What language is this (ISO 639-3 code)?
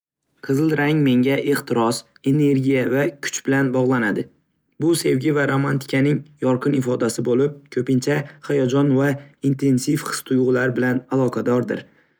uzb